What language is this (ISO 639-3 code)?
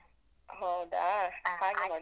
kan